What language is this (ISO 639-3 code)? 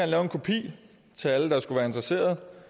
dan